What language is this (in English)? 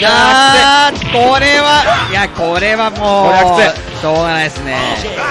Japanese